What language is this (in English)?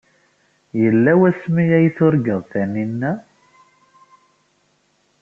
Kabyle